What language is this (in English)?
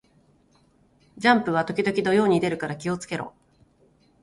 Japanese